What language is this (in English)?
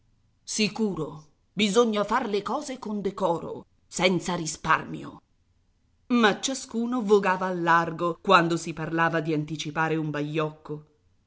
Italian